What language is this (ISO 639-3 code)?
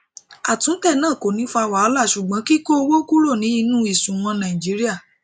yor